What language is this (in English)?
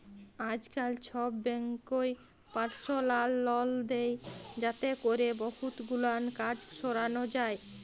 Bangla